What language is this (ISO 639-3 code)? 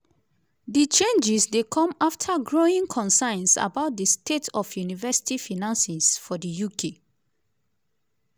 pcm